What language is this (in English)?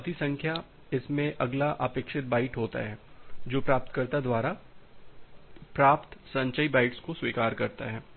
Hindi